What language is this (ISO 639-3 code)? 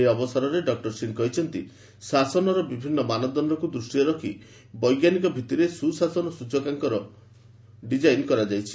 ori